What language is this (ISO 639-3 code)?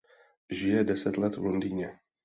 ces